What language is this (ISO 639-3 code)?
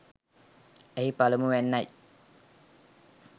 sin